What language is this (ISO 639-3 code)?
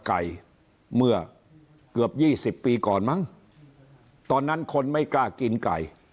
tha